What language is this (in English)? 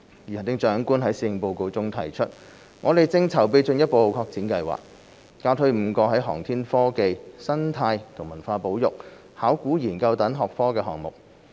Cantonese